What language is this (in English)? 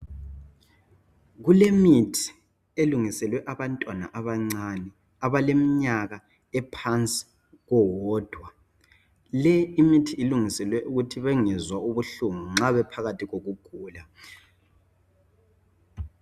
North Ndebele